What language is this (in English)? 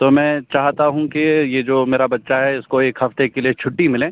Urdu